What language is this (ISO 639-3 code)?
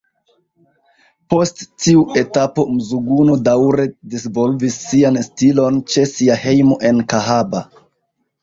epo